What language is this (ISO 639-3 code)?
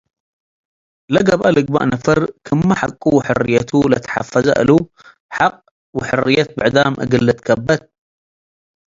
tig